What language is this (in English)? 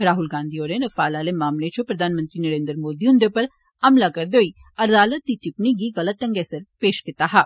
Dogri